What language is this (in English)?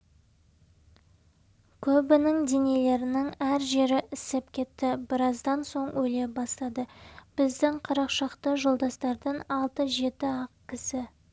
Kazakh